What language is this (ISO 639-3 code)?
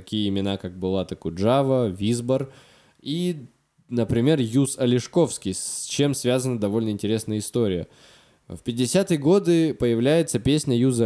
rus